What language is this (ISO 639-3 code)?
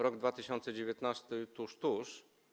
pol